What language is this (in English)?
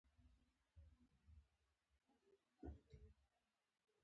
Pashto